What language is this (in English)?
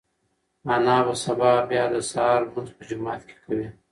Pashto